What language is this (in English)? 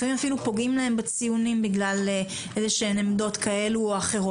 Hebrew